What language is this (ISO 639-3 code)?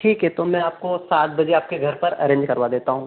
hin